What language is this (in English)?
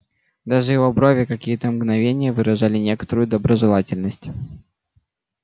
Russian